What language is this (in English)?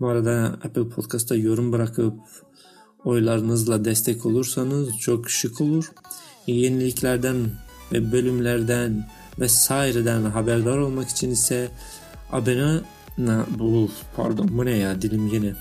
Turkish